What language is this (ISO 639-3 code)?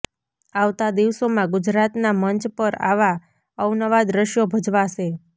guj